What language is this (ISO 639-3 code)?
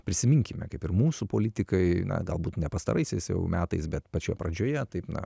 lit